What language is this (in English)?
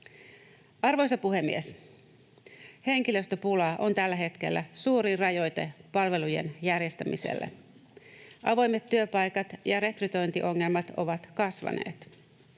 Finnish